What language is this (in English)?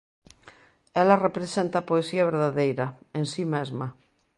Galician